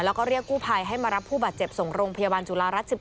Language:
Thai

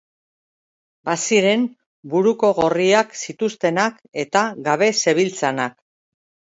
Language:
Basque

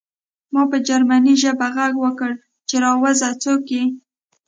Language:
Pashto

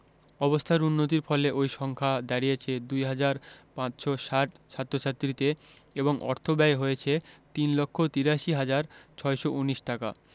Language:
Bangla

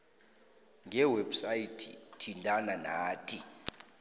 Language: South Ndebele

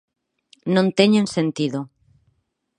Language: Galician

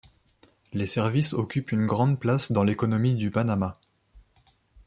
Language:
French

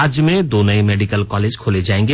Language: Hindi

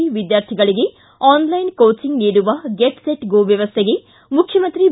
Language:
Kannada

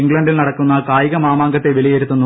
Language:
Malayalam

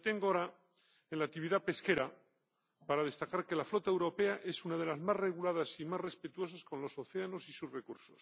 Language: Spanish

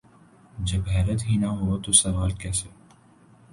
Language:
Urdu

